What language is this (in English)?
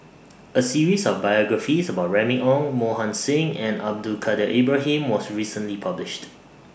English